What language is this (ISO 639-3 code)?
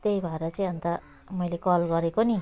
nep